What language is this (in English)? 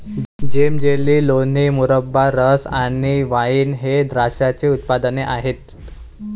Marathi